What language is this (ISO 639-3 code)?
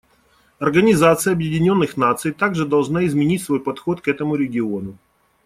rus